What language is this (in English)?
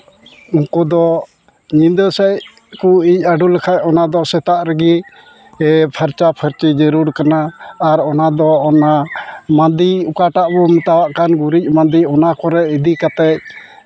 Santali